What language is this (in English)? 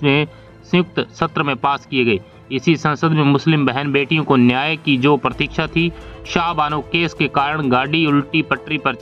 Hindi